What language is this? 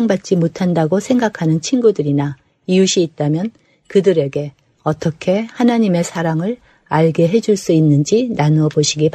Korean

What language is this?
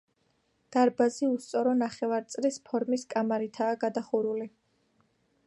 Georgian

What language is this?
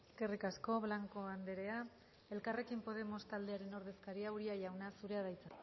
Basque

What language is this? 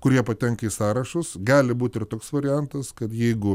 Lithuanian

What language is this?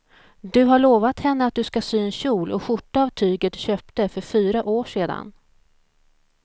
Swedish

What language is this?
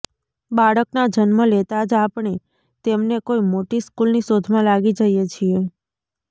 Gujarati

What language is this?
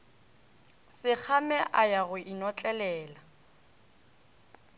Northern Sotho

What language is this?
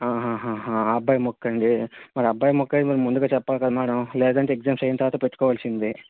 Telugu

